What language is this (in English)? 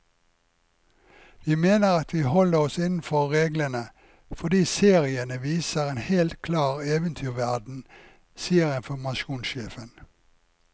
Norwegian